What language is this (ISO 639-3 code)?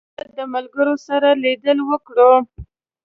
pus